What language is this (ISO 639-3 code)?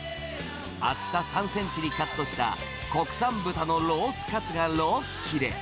jpn